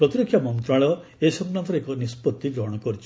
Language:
Odia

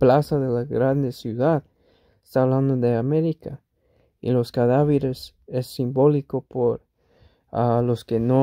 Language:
Spanish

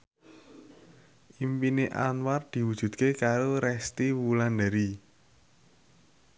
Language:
Javanese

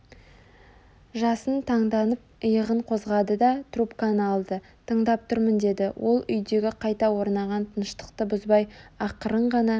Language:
Kazakh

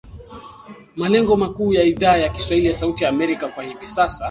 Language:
Swahili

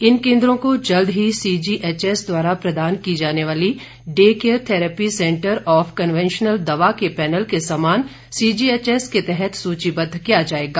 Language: Hindi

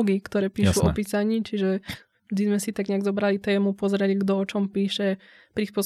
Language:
Slovak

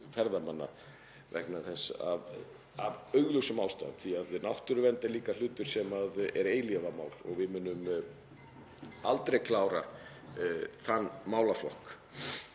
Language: Icelandic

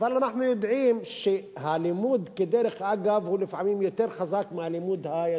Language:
Hebrew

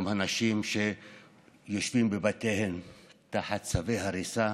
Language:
Hebrew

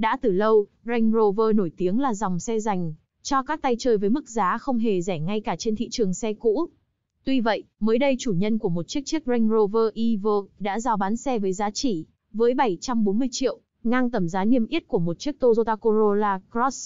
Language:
Vietnamese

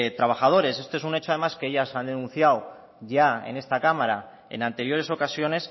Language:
Spanish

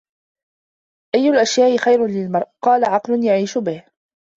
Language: Arabic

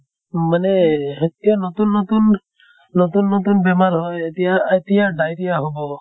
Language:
Assamese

